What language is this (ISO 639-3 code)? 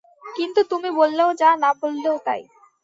ben